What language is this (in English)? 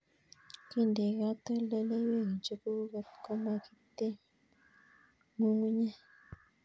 Kalenjin